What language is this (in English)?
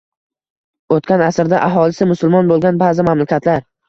Uzbek